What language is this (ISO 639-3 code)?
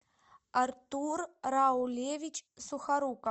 rus